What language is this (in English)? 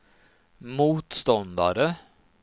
Swedish